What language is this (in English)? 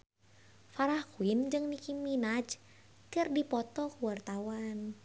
Sundanese